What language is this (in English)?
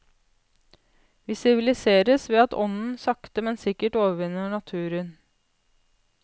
Norwegian